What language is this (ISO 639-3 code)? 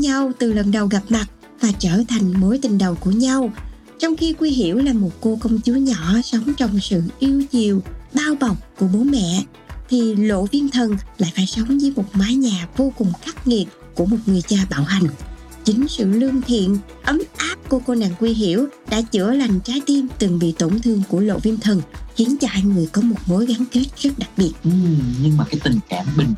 vie